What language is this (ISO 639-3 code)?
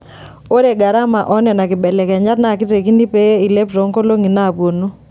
mas